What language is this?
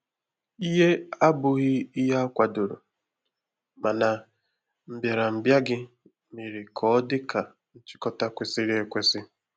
Igbo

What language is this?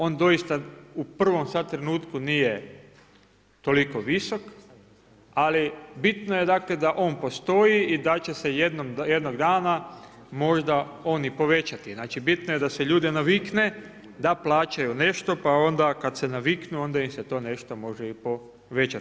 Croatian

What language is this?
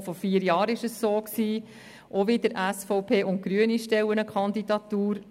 Swiss German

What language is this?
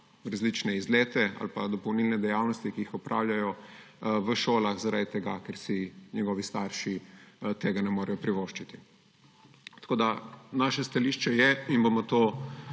Slovenian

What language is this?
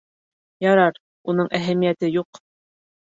Bashkir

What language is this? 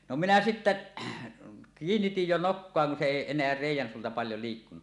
Finnish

